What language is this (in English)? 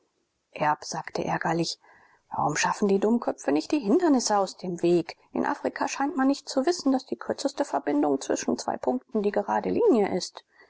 German